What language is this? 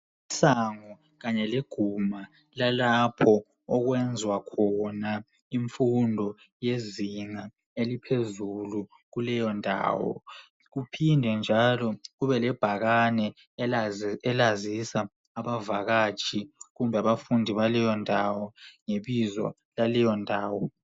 North Ndebele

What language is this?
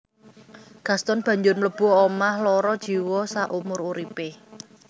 Javanese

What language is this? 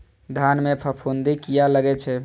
Maithili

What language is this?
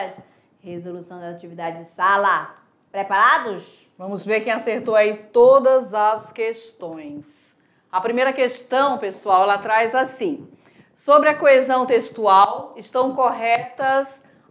Portuguese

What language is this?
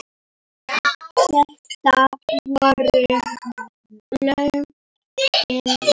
Icelandic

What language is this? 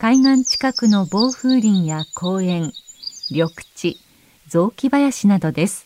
Japanese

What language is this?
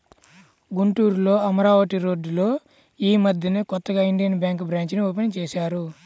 Telugu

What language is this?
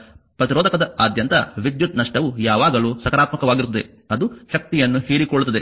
Kannada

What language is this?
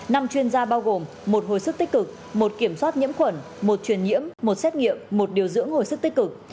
Vietnamese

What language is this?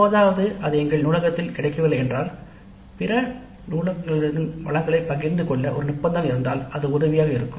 Tamil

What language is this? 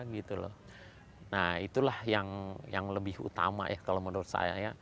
Indonesian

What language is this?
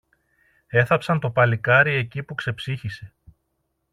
Greek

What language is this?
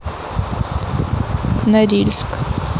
Russian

